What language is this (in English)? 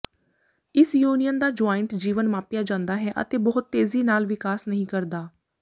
Punjabi